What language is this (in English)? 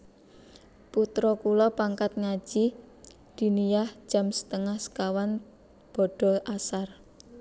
Javanese